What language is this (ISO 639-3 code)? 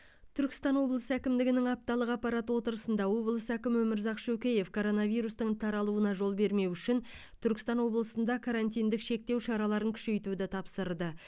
kaz